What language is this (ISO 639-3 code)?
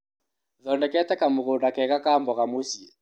kik